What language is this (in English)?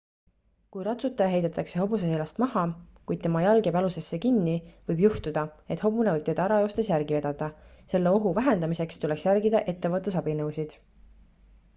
Estonian